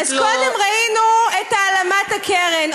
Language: Hebrew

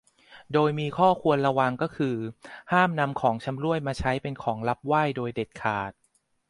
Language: Thai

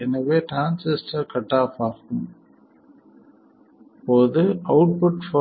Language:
Tamil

